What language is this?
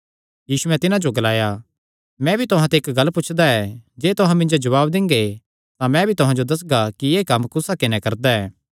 Kangri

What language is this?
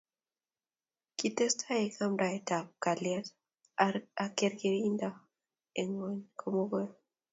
Kalenjin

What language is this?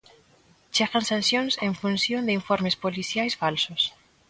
Galician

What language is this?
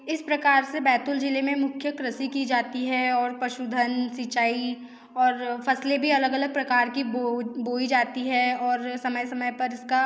Hindi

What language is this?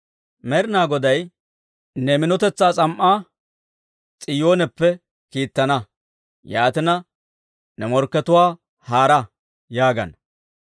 Dawro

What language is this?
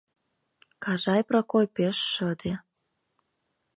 Mari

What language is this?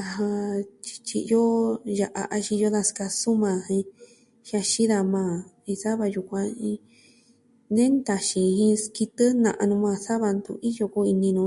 Southwestern Tlaxiaco Mixtec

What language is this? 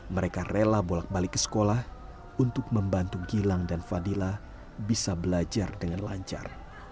Indonesian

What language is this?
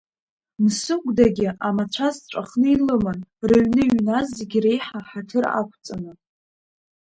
Abkhazian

